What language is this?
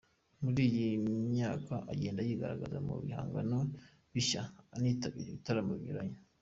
Kinyarwanda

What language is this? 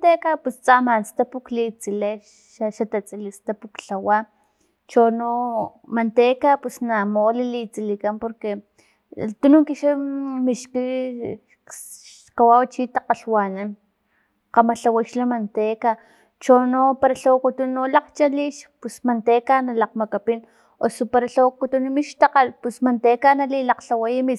Filomena Mata-Coahuitlán Totonac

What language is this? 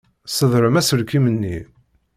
Kabyle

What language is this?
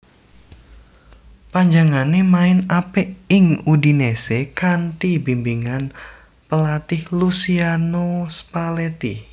Javanese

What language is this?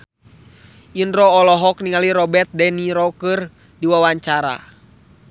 Sundanese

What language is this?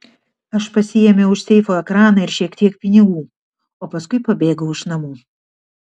Lithuanian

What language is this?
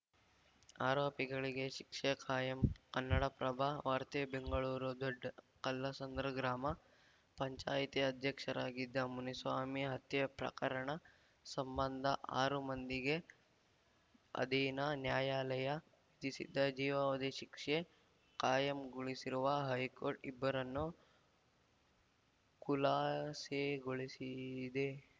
Kannada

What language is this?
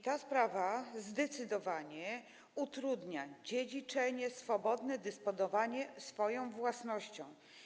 Polish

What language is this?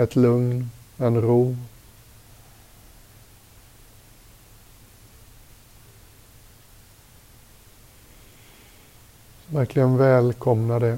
Swedish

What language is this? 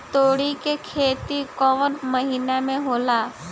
Bhojpuri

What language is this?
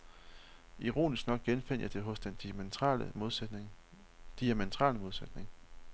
Danish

